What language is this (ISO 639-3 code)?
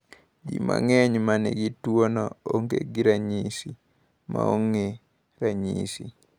luo